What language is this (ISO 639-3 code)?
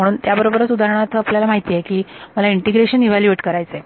mar